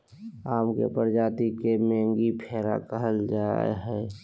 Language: Magahi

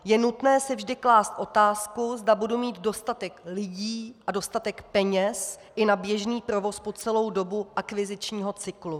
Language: Czech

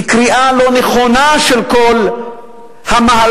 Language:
Hebrew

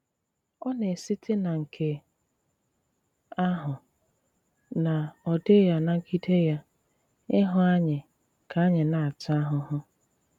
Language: Igbo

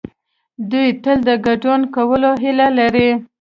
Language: Pashto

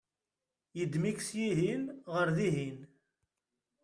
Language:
Kabyle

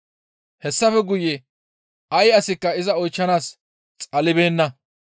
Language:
Gamo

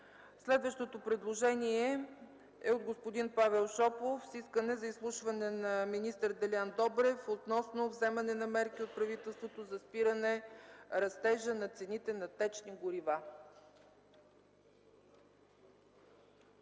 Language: Bulgarian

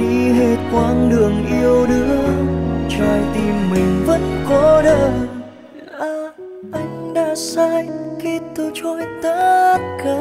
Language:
Vietnamese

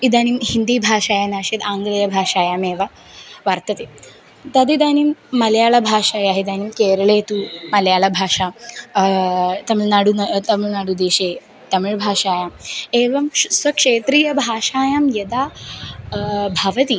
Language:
Sanskrit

